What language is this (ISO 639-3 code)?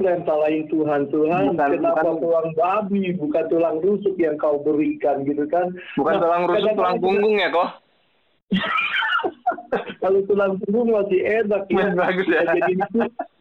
ind